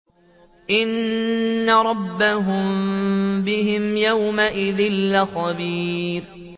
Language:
Arabic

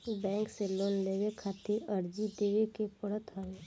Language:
Bhojpuri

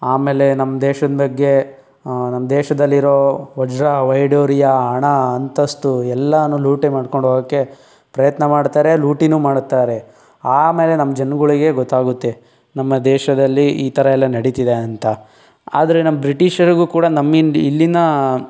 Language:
Kannada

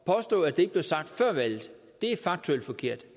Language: Danish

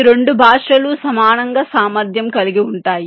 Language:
Telugu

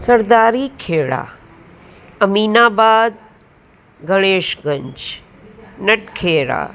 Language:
Sindhi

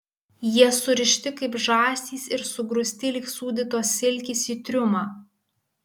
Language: Lithuanian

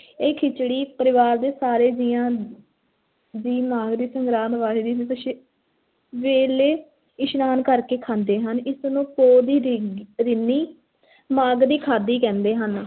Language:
Punjabi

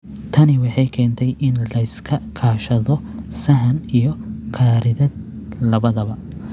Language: Somali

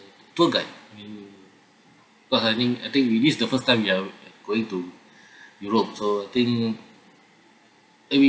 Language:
English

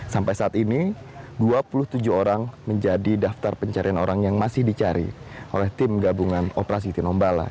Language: Indonesian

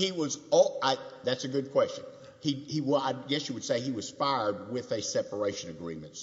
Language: English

